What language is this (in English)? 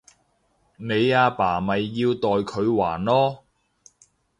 Cantonese